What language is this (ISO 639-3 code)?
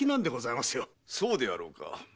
jpn